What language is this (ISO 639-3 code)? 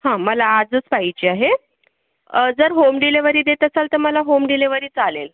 mar